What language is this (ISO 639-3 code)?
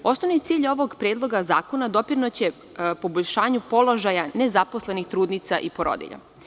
srp